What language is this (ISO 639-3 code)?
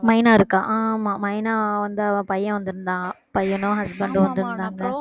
tam